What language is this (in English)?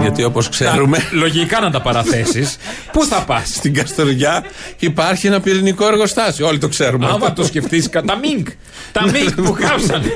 Greek